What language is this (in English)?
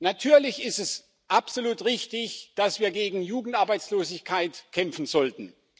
German